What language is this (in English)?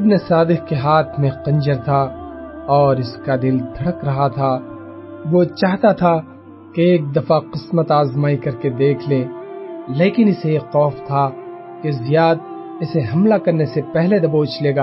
Urdu